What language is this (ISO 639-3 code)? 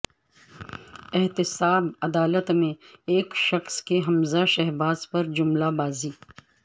urd